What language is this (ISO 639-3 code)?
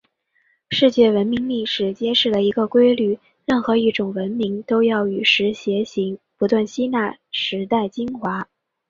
zho